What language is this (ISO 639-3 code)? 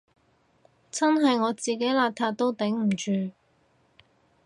yue